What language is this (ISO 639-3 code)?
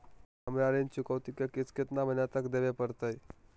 mag